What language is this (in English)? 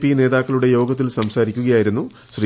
Malayalam